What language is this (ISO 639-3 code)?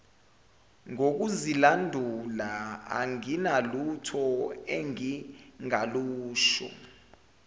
zul